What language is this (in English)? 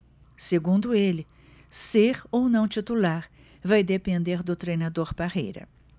Portuguese